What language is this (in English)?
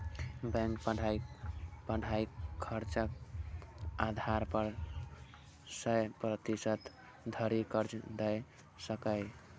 Maithili